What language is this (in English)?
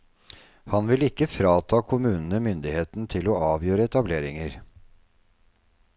Norwegian